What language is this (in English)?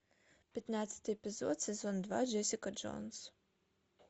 Russian